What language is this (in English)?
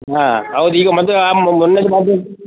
Kannada